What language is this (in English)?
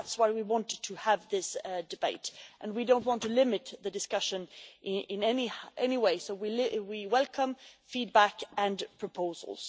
English